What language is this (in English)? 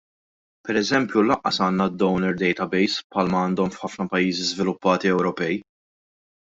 Maltese